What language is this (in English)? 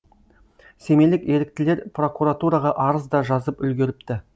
Kazakh